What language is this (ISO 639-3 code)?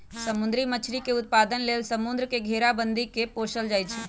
mag